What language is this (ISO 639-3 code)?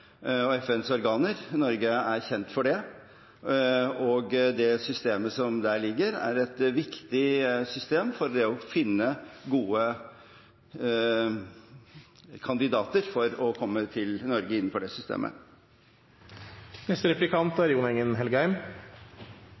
nob